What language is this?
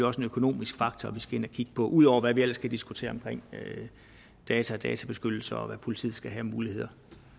Danish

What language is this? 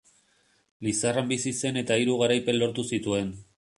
Basque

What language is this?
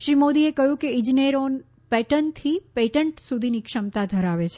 Gujarati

